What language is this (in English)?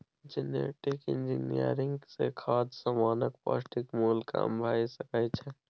Maithili